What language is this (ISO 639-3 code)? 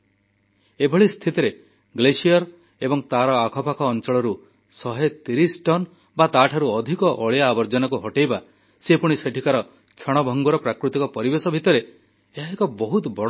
ori